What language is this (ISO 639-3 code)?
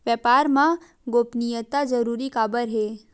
hne